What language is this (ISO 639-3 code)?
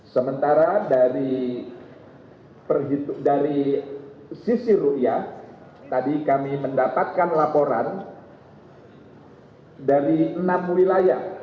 ind